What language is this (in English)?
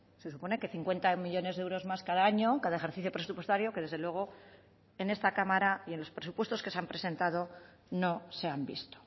Spanish